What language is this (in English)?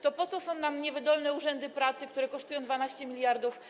Polish